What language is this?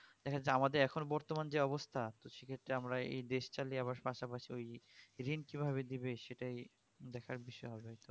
Bangla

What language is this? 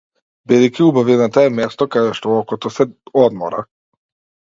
Macedonian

